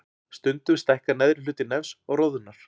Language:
Icelandic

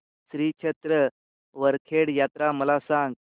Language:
Marathi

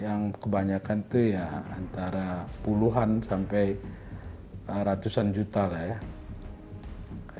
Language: Indonesian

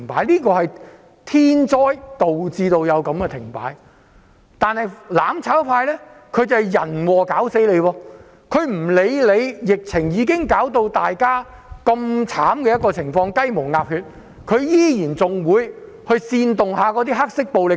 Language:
Cantonese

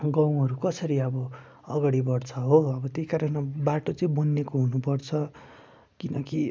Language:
Nepali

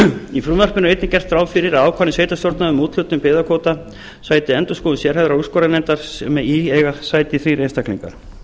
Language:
Icelandic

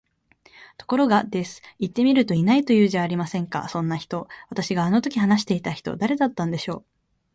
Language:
Japanese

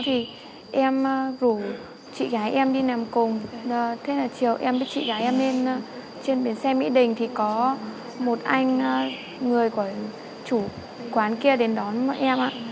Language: Vietnamese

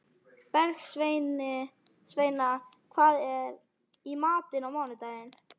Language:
Icelandic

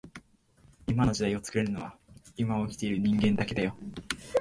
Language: Japanese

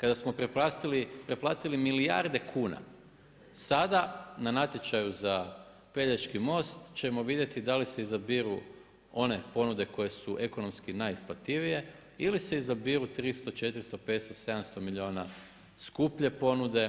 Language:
Croatian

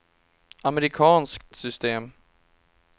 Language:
Swedish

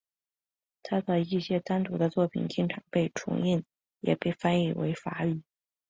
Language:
Chinese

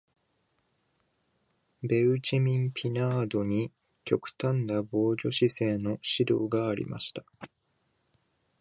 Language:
Japanese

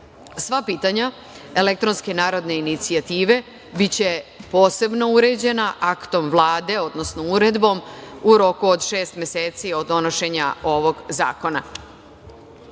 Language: Serbian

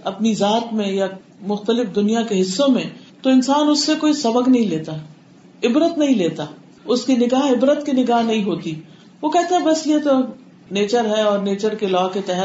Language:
Urdu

